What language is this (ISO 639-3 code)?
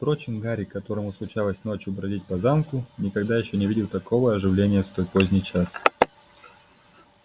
rus